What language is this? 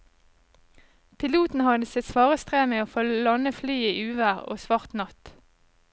Norwegian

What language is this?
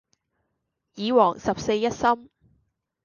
Cantonese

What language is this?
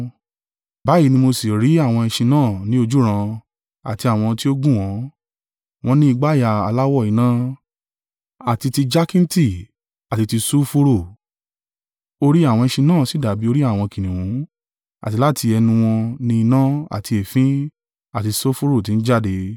Yoruba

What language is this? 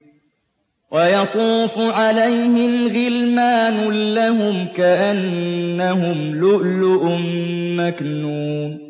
Arabic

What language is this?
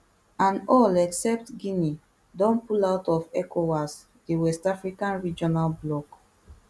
Nigerian Pidgin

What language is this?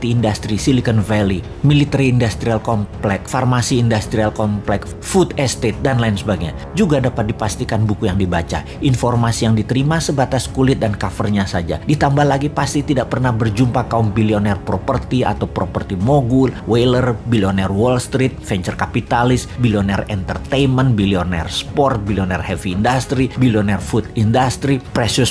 Indonesian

